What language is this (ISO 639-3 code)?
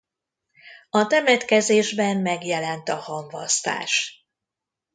hun